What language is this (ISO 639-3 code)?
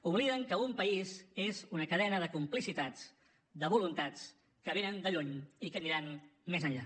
cat